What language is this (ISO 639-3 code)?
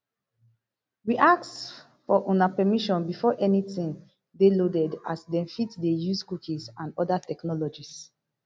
pcm